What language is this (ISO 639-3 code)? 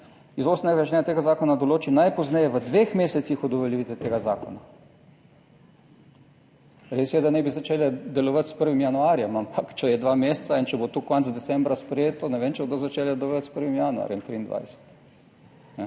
slv